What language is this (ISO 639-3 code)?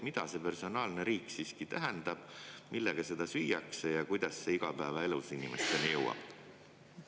est